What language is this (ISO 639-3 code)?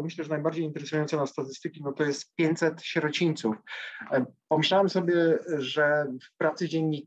pol